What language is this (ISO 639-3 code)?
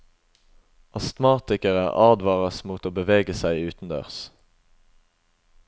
nor